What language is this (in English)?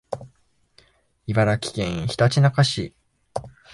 Japanese